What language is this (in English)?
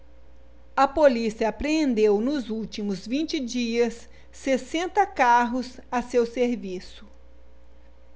Portuguese